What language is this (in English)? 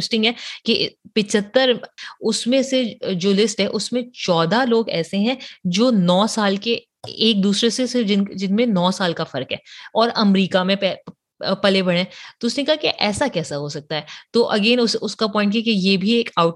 Urdu